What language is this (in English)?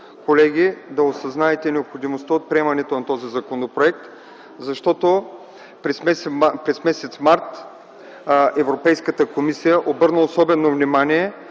Bulgarian